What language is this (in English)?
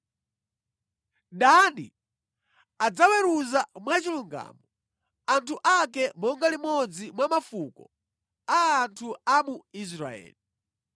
Nyanja